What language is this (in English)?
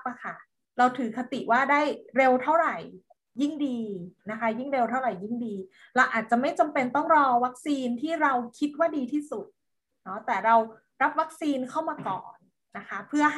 Thai